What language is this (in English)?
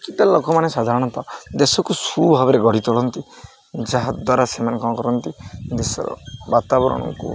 Odia